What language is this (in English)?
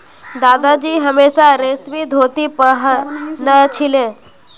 Magahi